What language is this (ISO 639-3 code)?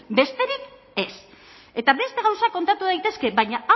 eus